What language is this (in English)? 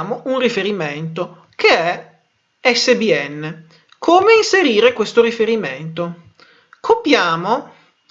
Italian